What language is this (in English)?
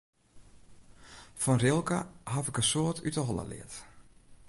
Western Frisian